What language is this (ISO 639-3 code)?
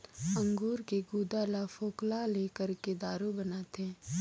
hne